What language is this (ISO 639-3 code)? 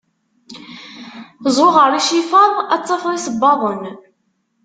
kab